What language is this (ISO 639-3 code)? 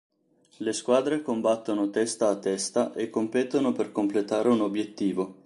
ita